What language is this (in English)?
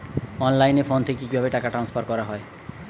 Bangla